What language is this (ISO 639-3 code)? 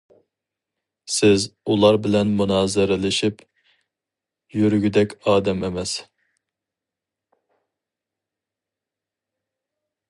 uig